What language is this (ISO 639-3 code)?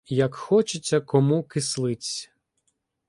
ukr